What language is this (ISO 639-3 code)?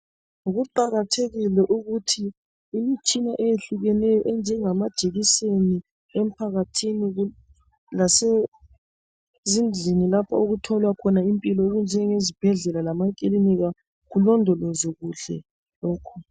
nde